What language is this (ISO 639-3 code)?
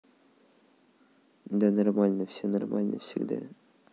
rus